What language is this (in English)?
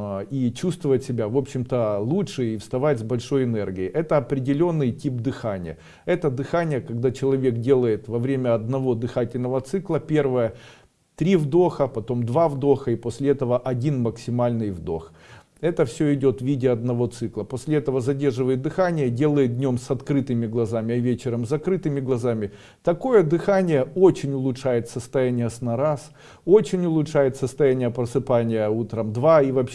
Russian